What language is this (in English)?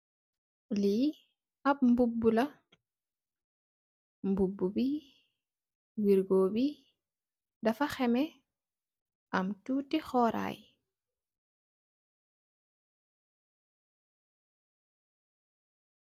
Wolof